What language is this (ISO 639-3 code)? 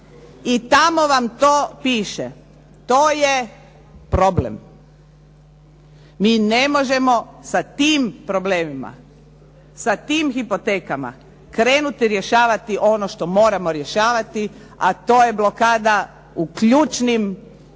hrv